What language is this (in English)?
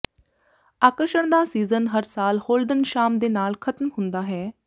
Punjabi